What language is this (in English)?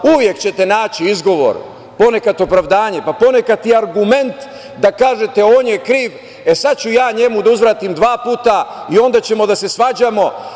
Serbian